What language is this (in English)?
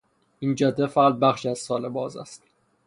Persian